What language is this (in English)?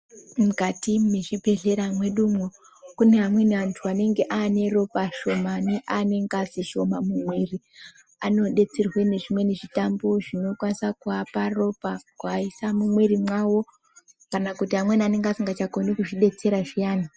Ndau